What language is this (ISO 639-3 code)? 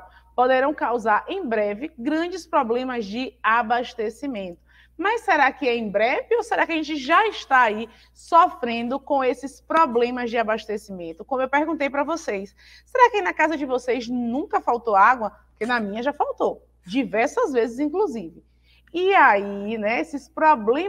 por